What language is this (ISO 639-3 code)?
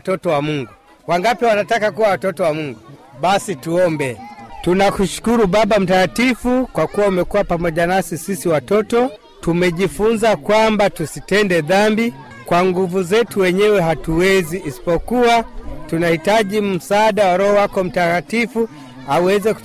swa